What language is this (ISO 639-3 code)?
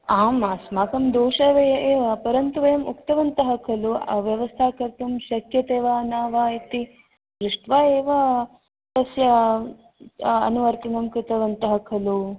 san